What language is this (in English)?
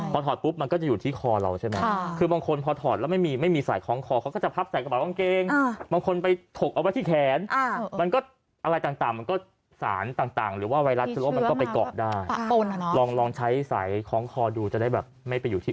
Thai